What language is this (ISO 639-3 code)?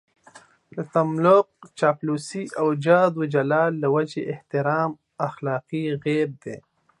pus